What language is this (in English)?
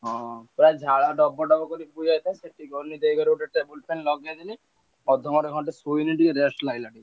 Odia